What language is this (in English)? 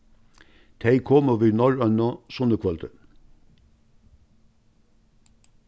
Faroese